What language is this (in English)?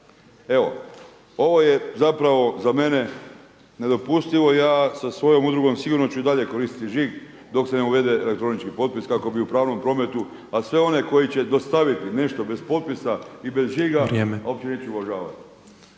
Croatian